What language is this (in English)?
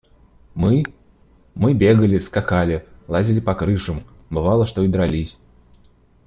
Russian